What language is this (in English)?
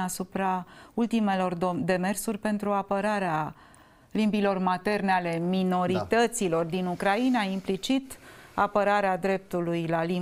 Romanian